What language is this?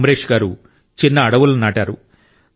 Telugu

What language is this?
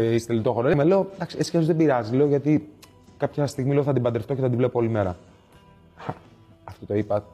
Greek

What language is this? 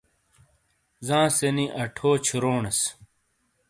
Shina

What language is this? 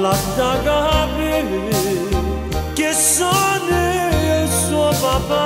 Romanian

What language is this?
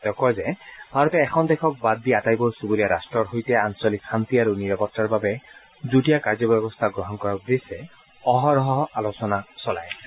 Assamese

